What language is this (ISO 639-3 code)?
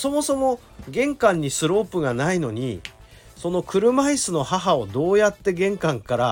jpn